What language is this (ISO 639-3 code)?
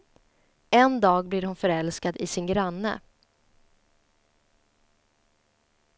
swe